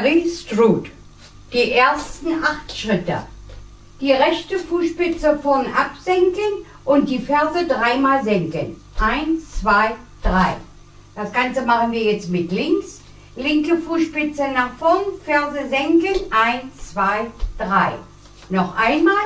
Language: German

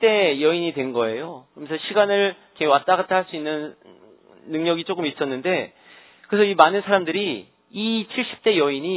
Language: Korean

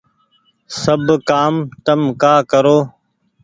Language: Goaria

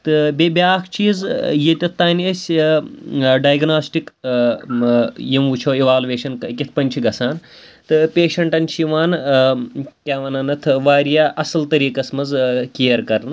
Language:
Kashmiri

